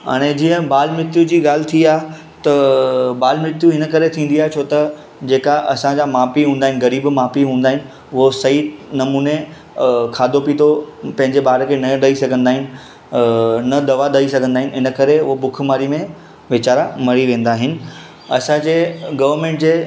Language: Sindhi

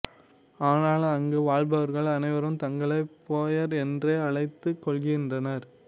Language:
Tamil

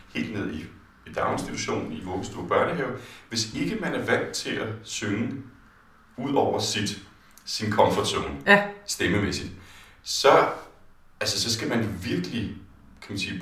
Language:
Danish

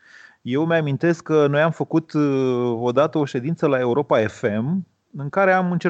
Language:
Romanian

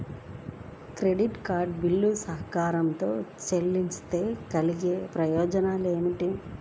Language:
Telugu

